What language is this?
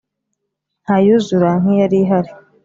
Kinyarwanda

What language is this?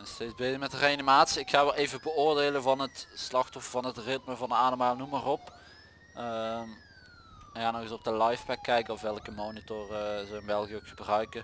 Dutch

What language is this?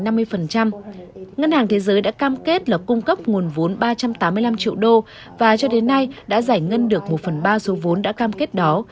Vietnamese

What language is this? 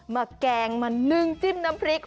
Thai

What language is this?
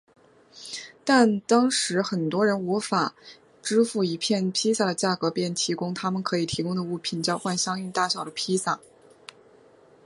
Chinese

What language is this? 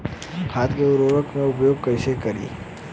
Bhojpuri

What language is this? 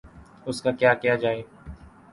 Urdu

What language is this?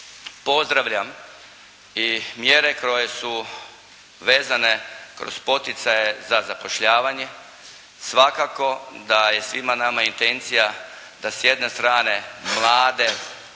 Croatian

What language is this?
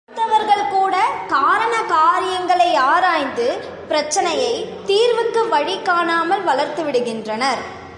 Tamil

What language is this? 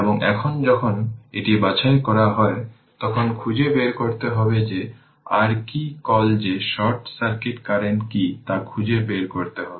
Bangla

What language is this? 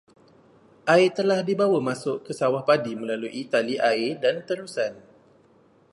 Malay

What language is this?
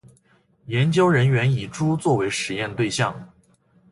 Chinese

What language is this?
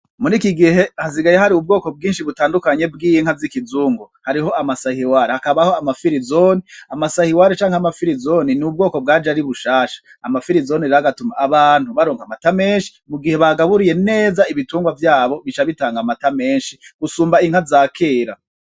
Rundi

